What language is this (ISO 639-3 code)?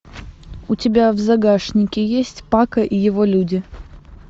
rus